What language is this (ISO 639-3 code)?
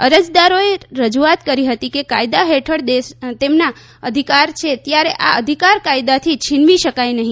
guj